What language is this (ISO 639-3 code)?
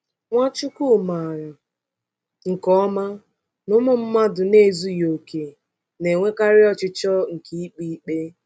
ibo